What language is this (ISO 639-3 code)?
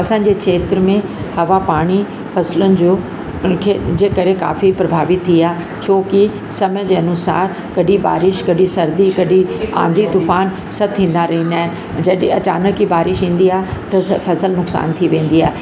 snd